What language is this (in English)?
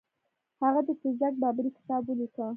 Pashto